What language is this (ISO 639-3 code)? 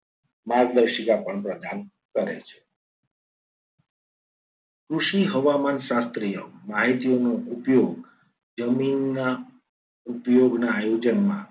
guj